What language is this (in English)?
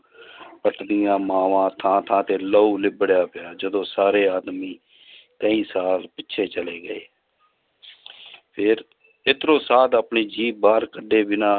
Punjabi